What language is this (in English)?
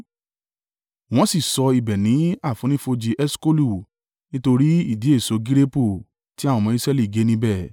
Yoruba